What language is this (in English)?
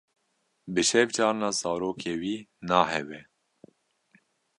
Kurdish